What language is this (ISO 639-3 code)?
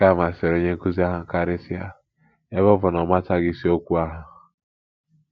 ibo